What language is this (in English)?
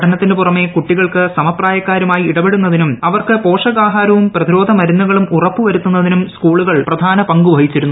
Malayalam